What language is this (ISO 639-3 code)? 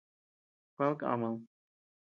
cux